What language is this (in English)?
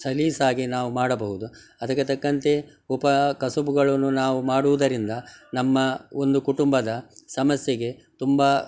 Kannada